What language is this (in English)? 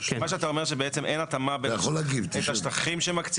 Hebrew